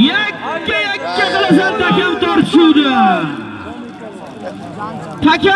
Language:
Turkish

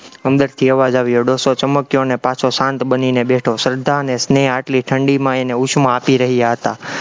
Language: Gujarati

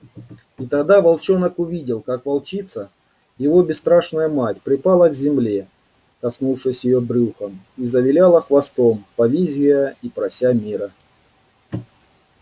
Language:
Russian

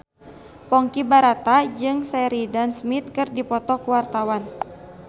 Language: Sundanese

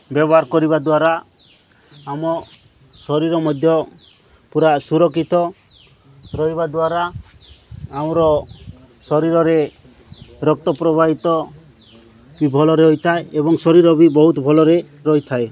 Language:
Odia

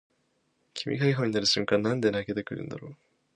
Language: Japanese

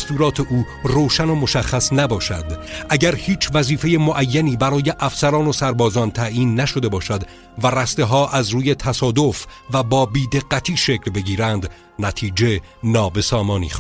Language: Persian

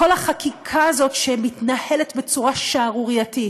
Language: Hebrew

